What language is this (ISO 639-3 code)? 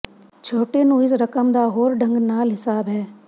pan